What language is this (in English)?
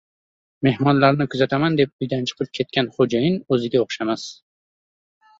Uzbek